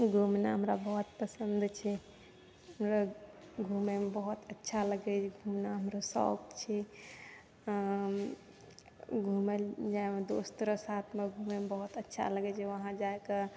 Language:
Maithili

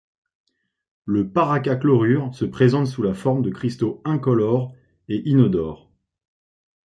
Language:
French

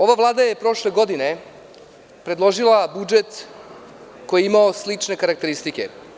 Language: Serbian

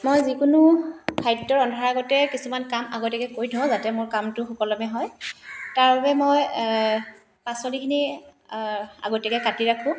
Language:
Assamese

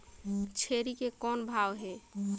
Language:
Chhattisgarhi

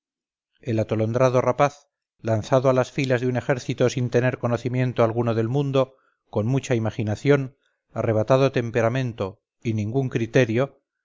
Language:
Spanish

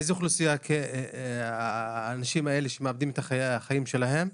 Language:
Hebrew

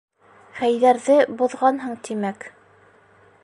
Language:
Bashkir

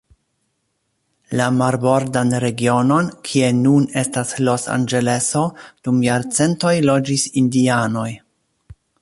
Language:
Esperanto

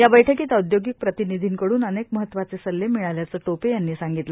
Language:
Marathi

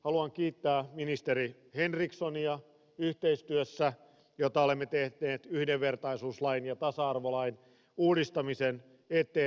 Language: Finnish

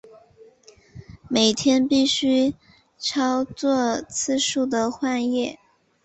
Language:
Chinese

